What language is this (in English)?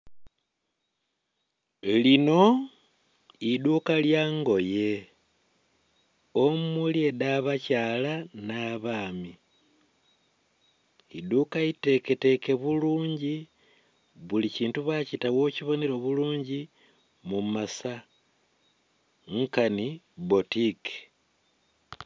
Soga